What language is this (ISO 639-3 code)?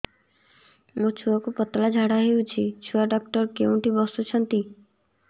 ori